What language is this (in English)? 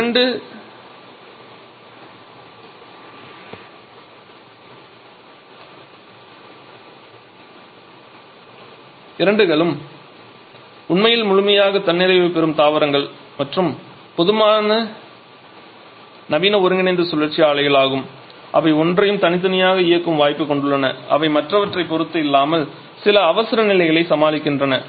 Tamil